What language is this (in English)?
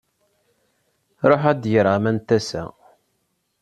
Kabyle